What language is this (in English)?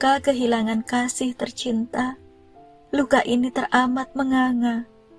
Indonesian